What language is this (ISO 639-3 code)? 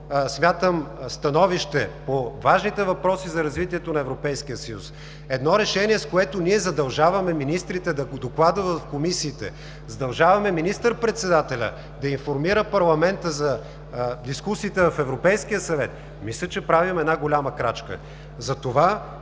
bul